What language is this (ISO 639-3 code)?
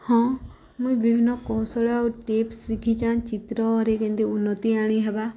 ori